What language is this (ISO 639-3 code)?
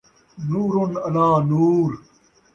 skr